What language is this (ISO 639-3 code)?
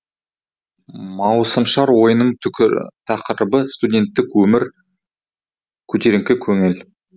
kaz